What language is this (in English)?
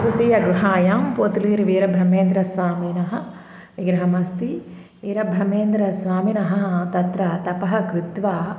Sanskrit